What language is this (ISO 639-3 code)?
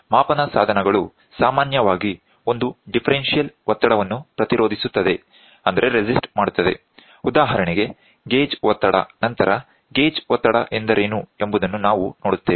kan